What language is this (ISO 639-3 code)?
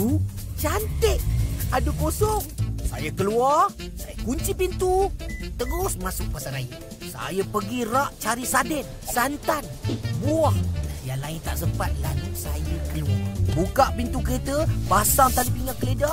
msa